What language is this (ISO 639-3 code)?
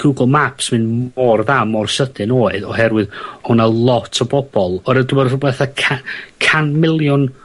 cym